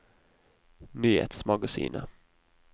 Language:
Norwegian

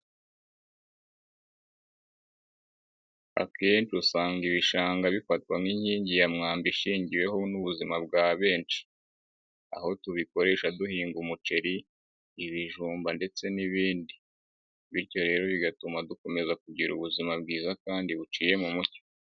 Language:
Kinyarwanda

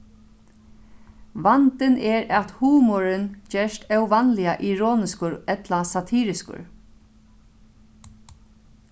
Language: Faroese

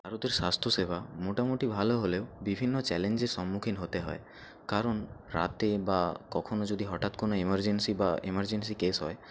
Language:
Bangla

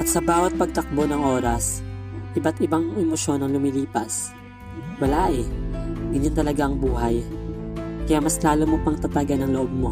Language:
Filipino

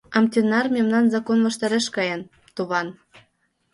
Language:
Mari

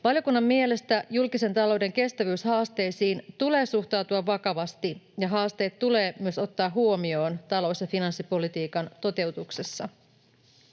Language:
Finnish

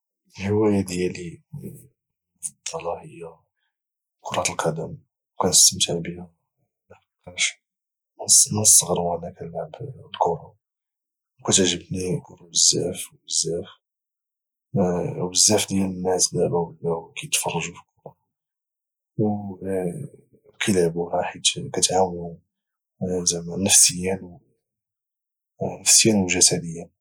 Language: Moroccan Arabic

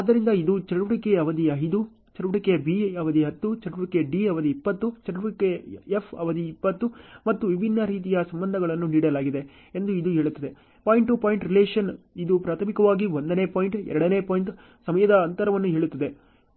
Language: Kannada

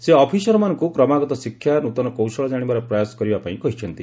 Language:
Odia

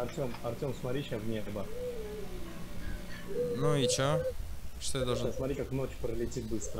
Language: Russian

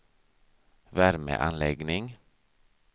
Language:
Swedish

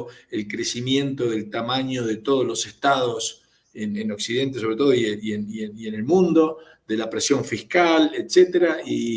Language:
Spanish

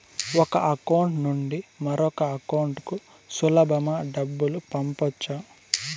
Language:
Telugu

